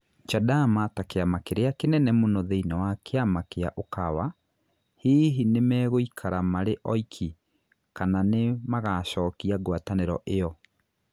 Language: Kikuyu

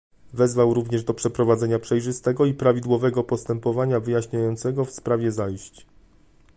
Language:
Polish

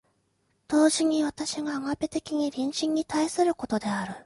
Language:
Japanese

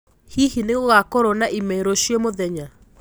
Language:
Kikuyu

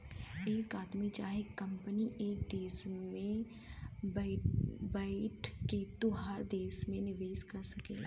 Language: Bhojpuri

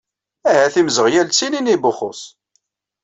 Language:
Kabyle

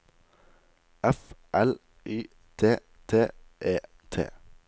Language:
Norwegian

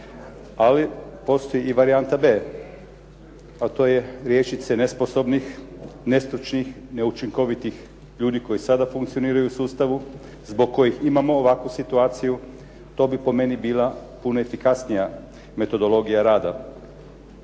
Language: Croatian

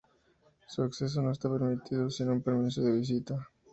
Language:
Spanish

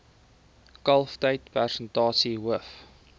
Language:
Afrikaans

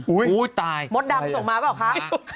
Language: Thai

